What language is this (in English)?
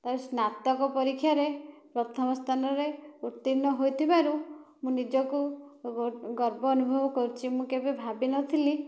Odia